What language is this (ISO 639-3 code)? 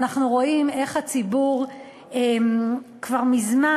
heb